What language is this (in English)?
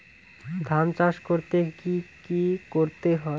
Bangla